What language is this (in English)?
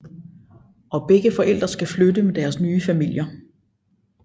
Danish